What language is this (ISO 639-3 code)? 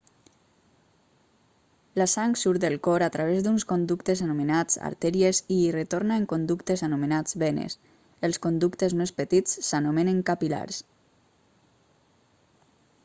cat